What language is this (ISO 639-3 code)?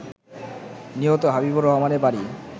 ben